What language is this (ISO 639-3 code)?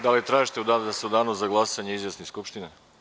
srp